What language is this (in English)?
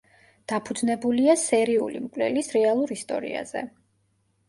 Georgian